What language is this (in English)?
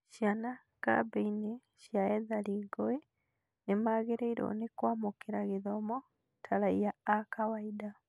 Kikuyu